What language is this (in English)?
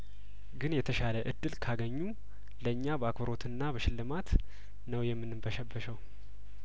Amharic